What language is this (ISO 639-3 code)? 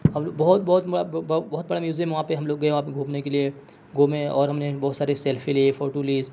urd